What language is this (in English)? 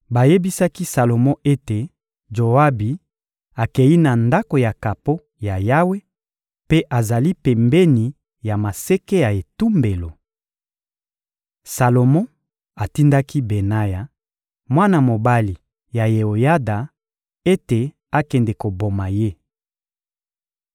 Lingala